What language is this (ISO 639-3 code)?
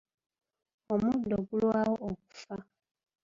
lug